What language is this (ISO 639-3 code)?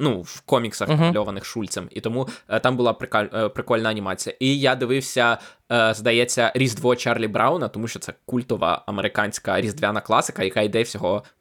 ukr